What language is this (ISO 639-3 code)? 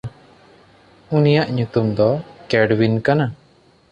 sat